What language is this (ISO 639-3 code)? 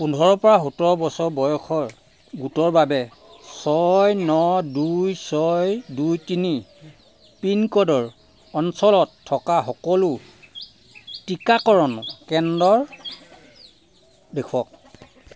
asm